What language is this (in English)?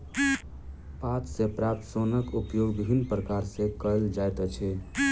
Maithili